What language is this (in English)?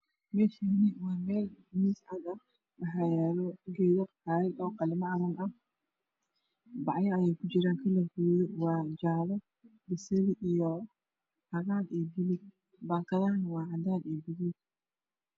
Somali